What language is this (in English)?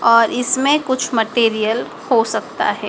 Hindi